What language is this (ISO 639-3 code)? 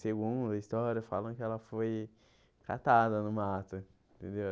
por